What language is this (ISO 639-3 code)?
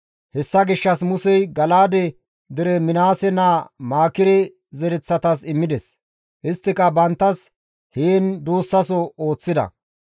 gmv